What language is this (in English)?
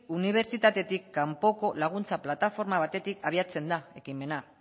Basque